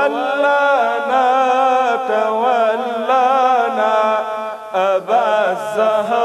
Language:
Arabic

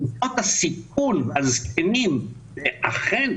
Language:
Hebrew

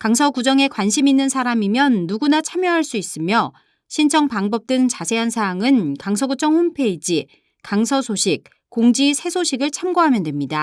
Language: Korean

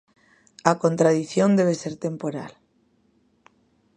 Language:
Galician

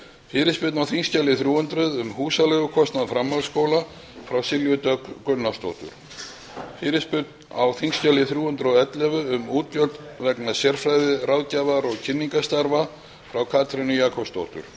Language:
Icelandic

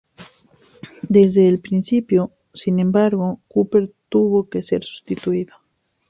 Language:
Spanish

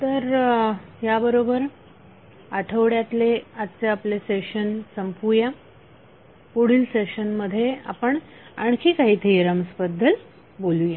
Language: Marathi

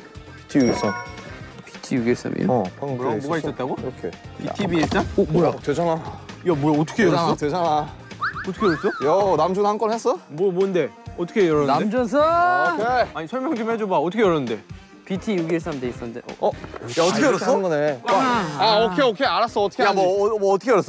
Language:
Korean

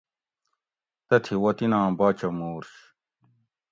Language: Gawri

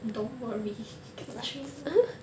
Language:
English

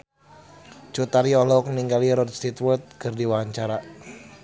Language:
Sundanese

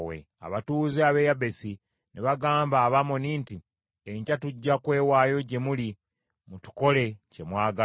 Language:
Ganda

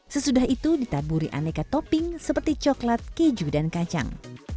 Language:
Indonesian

